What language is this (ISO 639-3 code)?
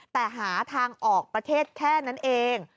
tha